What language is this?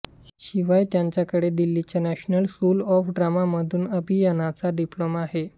Marathi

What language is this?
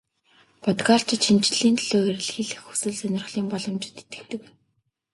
Mongolian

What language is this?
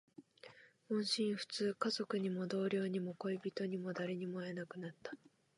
Japanese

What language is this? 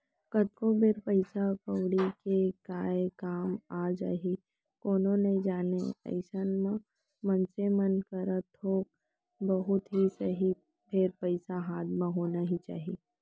Chhattisgarhi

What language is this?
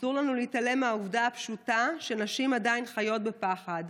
Hebrew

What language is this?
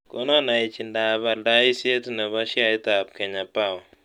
Kalenjin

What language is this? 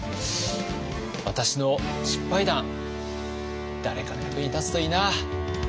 Japanese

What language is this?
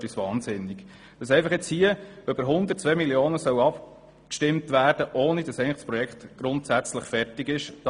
Swiss German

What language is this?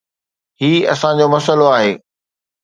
Sindhi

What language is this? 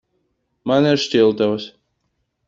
Latvian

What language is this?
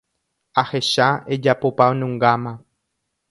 Guarani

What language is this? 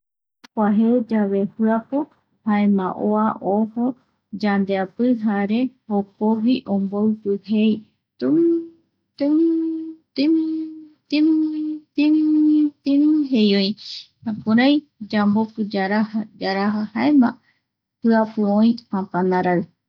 Eastern Bolivian Guaraní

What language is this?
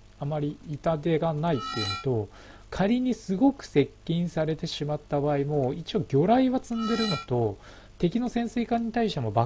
Japanese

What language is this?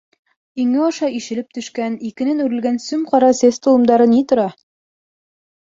Bashkir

